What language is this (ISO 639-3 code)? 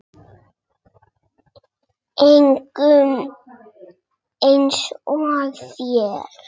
isl